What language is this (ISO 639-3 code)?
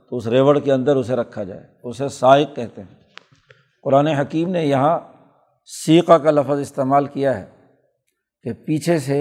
urd